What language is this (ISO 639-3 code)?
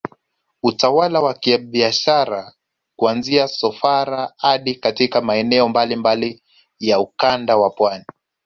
swa